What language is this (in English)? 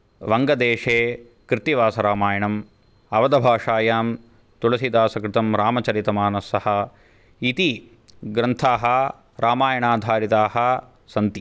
Sanskrit